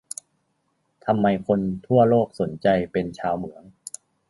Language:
Thai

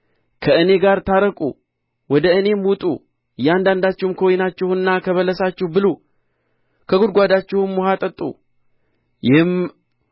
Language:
Amharic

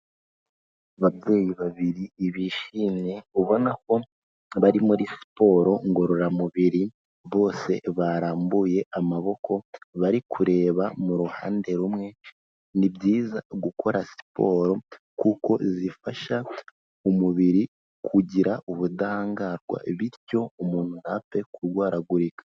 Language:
Kinyarwanda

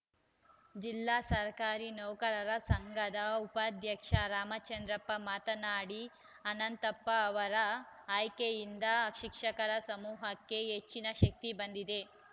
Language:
Kannada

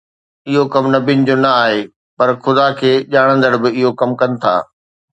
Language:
Sindhi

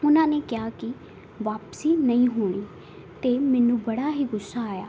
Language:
Punjabi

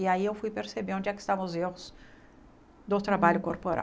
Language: Portuguese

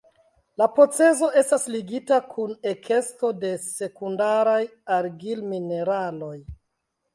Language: Esperanto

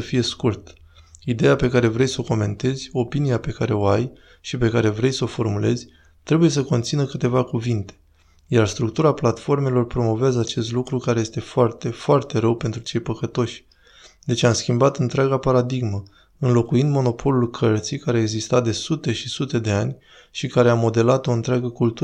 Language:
Romanian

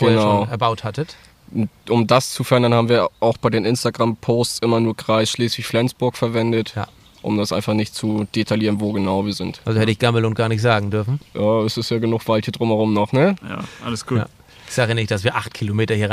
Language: German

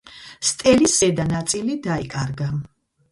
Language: Georgian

